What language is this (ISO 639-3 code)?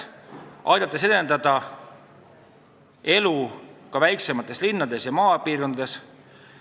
est